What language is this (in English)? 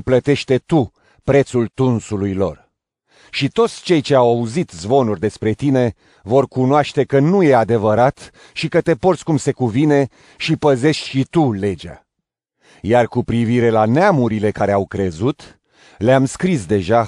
Romanian